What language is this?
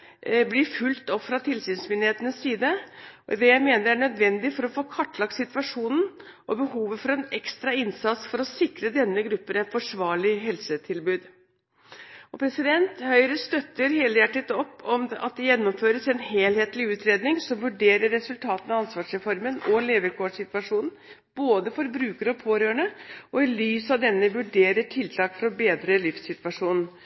Norwegian Bokmål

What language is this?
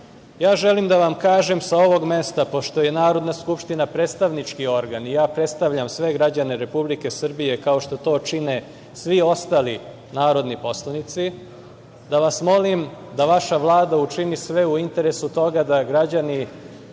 Serbian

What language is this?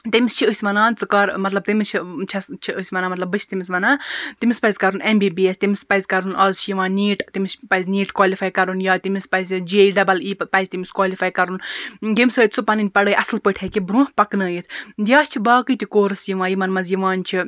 Kashmiri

